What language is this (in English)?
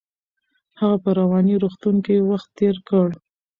Pashto